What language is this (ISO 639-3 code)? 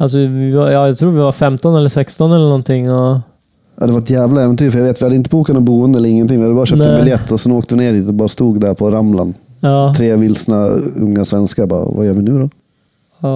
swe